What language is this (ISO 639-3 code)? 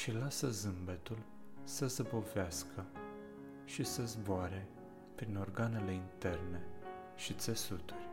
ron